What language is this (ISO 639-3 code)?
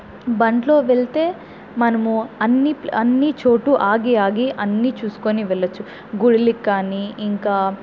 tel